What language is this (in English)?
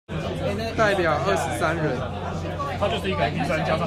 Chinese